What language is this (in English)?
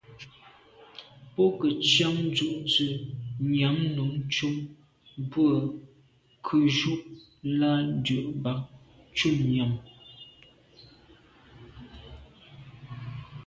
Medumba